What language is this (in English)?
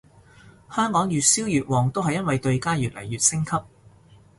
Cantonese